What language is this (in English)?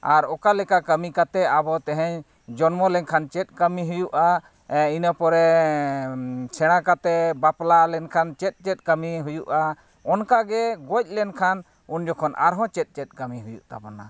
Santali